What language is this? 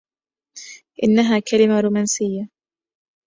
Arabic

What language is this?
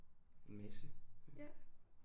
Danish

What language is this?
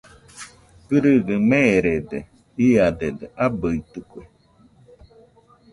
Nüpode Huitoto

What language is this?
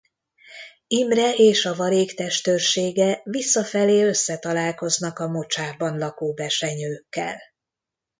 Hungarian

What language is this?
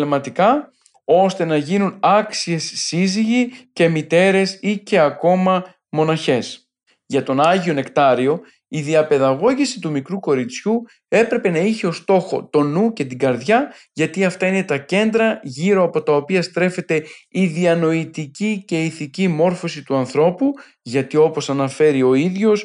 Greek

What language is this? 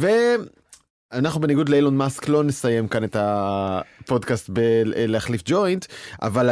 Hebrew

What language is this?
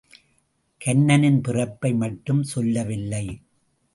Tamil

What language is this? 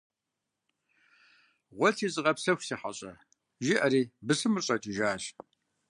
Kabardian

